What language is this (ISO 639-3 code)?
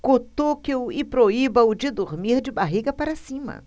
por